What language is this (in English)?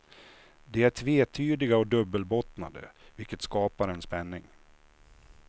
Swedish